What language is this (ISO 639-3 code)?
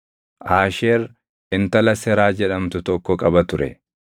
orm